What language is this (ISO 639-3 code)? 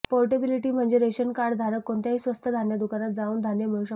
mar